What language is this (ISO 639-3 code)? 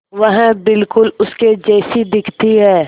hin